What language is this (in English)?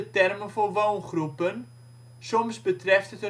Dutch